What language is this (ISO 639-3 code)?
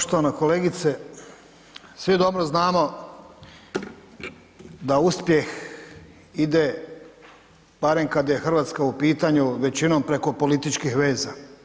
hrv